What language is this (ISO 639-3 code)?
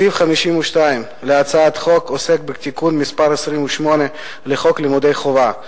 heb